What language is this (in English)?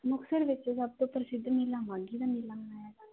Punjabi